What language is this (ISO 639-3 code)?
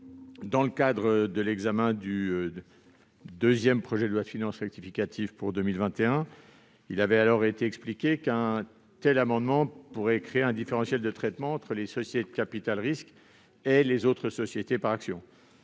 fra